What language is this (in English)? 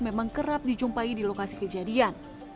Indonesian